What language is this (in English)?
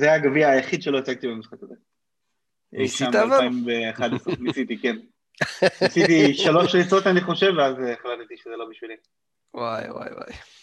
Hebrew